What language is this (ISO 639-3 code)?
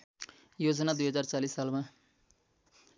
nep